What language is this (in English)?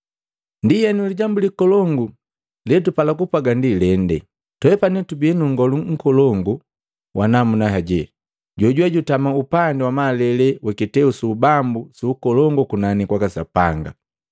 Matengo